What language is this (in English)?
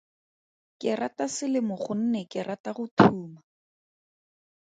Tswana